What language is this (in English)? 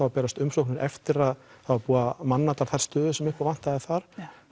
Icelandic